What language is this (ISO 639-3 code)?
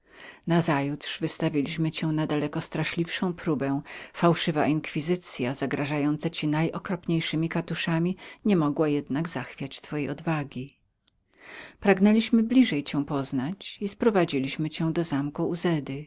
pol